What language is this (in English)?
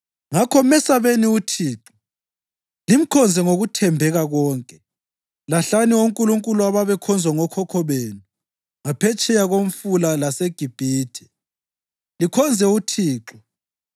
North Ndebele